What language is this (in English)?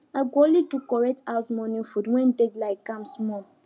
Nigerian Pidgin